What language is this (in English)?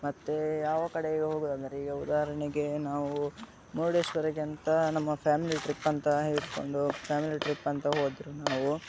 Kannada